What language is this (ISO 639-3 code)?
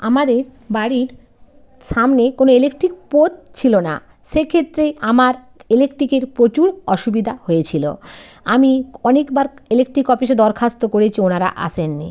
ben